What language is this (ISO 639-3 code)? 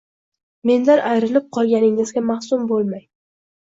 uzb